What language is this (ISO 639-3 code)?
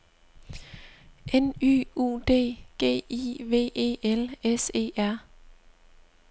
dan